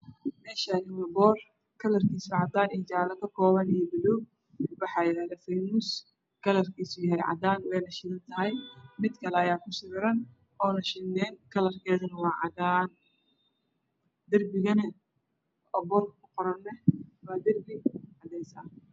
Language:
Somali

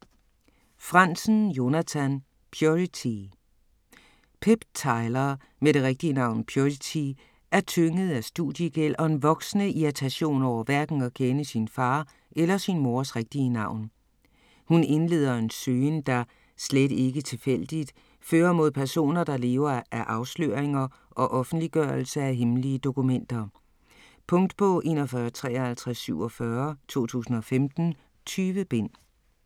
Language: Danish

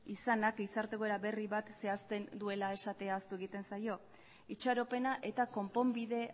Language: Basque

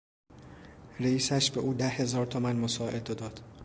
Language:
Persian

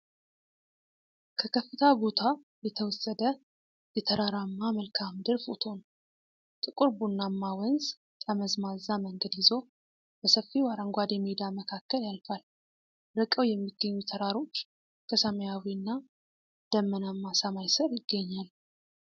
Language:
Amharic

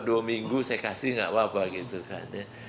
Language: Indonesian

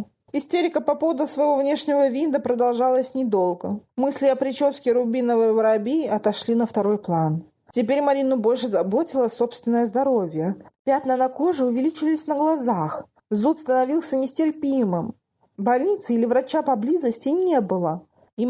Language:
Russian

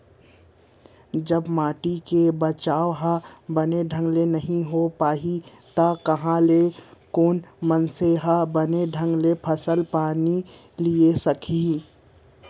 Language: Chhattisgarhi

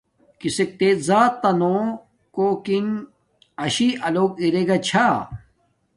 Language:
Domaaki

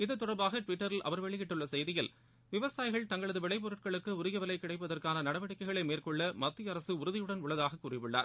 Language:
Tamil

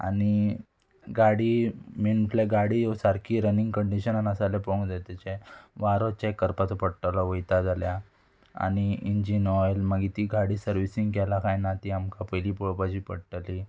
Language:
Konkani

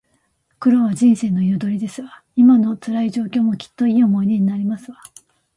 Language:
Japanese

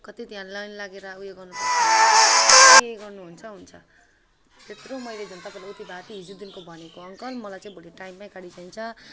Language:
Nepali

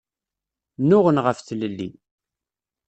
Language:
Kabyle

